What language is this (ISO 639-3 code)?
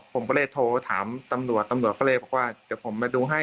tha